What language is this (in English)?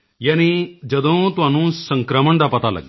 Punjabi